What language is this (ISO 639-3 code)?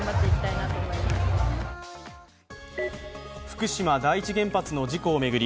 jpn